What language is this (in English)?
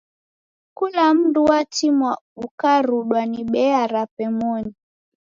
Taita